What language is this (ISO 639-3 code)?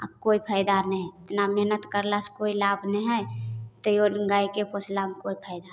mai